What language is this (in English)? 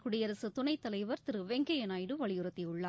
Tamil